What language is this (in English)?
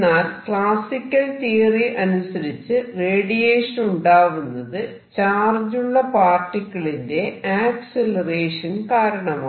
Malayalam